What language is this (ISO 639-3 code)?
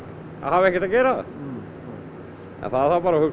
isl